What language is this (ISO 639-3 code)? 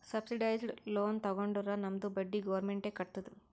kan